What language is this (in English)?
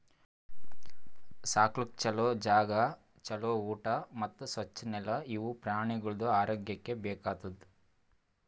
Kannada